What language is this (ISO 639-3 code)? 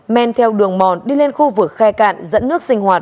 vie